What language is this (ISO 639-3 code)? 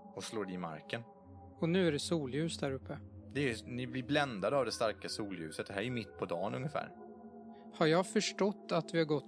swe